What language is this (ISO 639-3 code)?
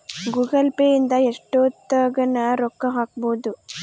kan